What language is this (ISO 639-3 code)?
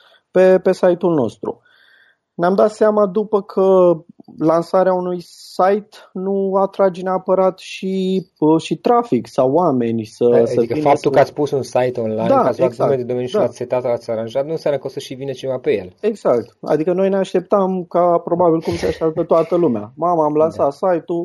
ron